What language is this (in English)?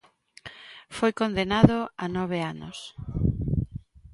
Galician